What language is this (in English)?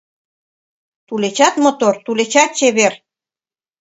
Mari